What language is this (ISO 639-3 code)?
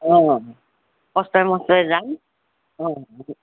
asm